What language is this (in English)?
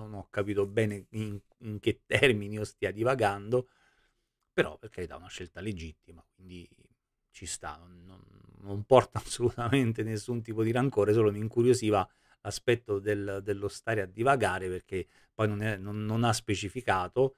Italian